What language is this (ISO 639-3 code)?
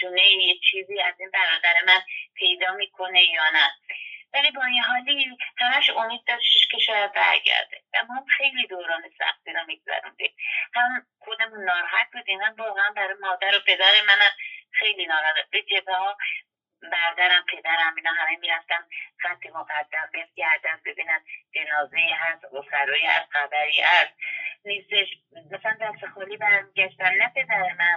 fas